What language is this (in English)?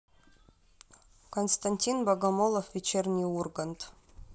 Russian